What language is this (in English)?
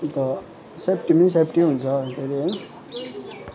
Nepali